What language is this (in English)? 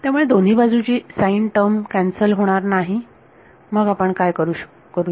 Marathi